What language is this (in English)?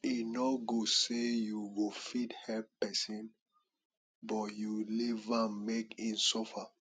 Nigerian Pidgin